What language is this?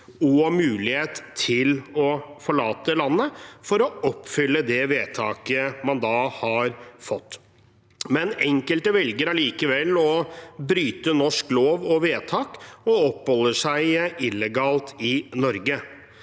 Norwegian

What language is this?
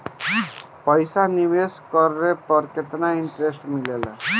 Bhojpuri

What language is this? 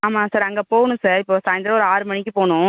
Tamil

